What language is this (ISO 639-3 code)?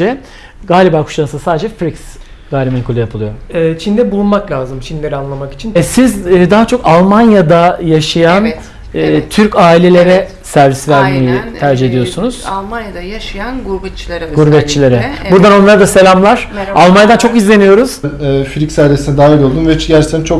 tur